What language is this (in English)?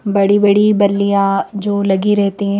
Hindi